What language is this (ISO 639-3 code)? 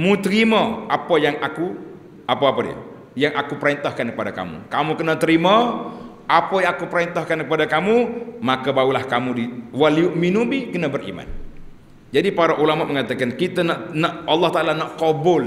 msa